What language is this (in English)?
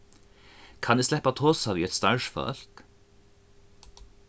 Faroese